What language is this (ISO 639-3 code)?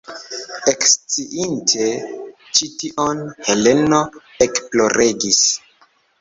epo